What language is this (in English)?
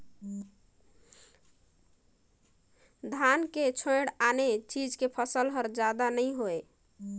Chhattisgarhi